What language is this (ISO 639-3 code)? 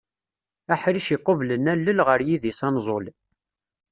kab